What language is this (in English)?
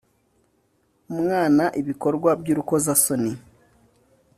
Kinyarwanda